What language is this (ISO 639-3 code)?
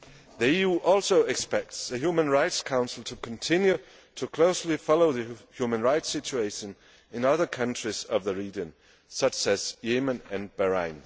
eng